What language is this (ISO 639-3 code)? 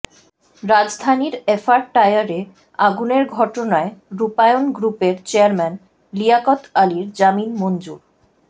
ben